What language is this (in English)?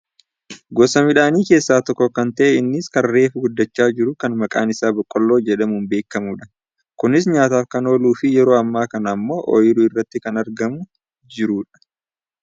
Oromo